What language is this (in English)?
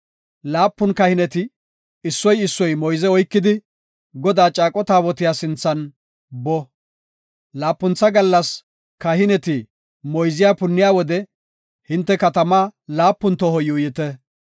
Gofa